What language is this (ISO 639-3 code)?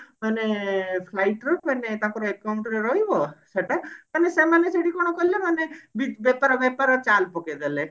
ori